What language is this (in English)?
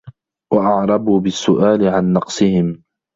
Arabic